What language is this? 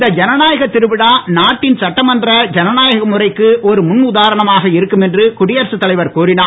Tamil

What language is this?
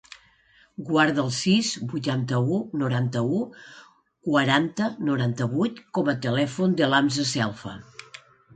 Catalan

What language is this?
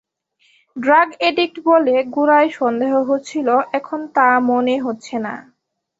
Bangla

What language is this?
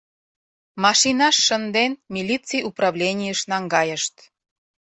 Mari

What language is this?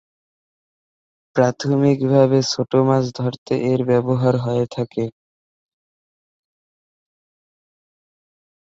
Bangla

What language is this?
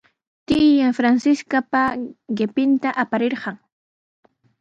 Sihuas Ancash Quechua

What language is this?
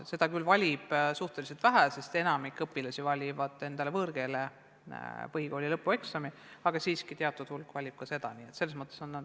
Estonian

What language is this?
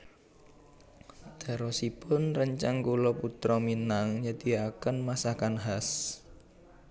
Javanese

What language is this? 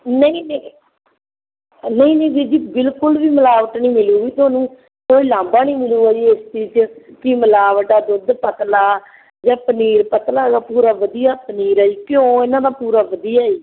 Punjabi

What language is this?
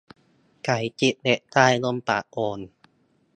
Thai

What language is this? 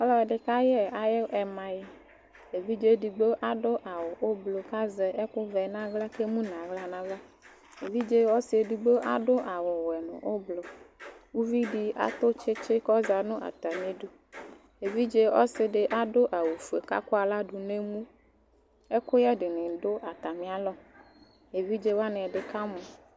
Ikposo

